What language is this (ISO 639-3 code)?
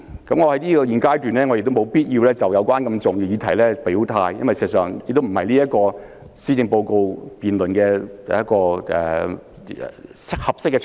yue